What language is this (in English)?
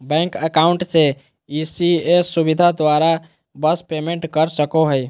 Magahi